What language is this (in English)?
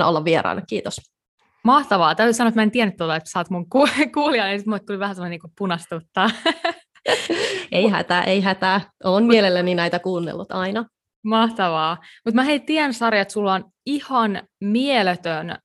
Finnish